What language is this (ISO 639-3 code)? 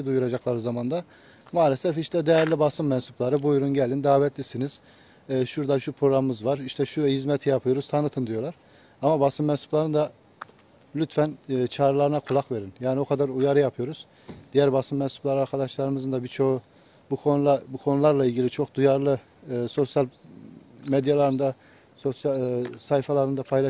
tur